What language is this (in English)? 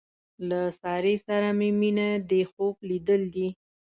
Pashto